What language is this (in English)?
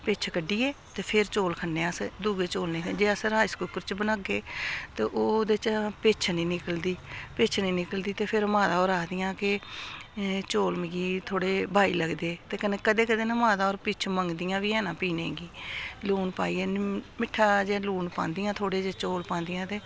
Dogri